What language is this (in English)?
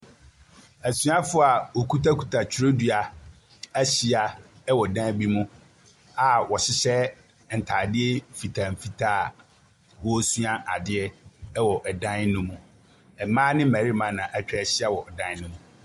Akan